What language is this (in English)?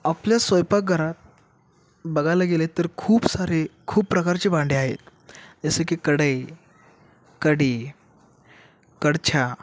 Marathi